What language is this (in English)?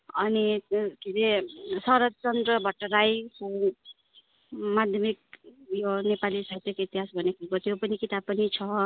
Nepali